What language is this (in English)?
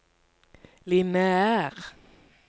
Norwegian